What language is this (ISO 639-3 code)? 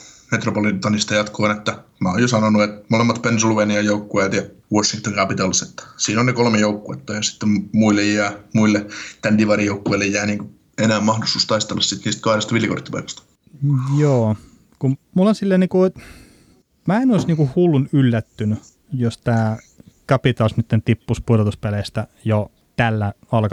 fin